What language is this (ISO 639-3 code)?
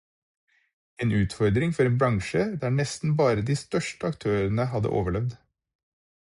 nob